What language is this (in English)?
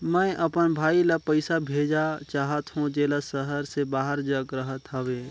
Chhattisgarhi